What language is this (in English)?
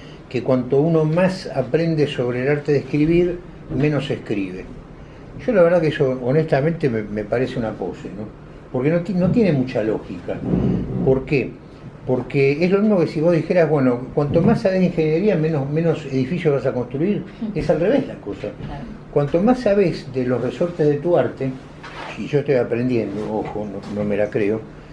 Spanish